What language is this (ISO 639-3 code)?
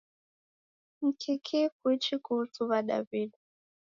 dav